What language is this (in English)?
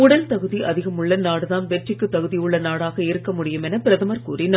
Tamil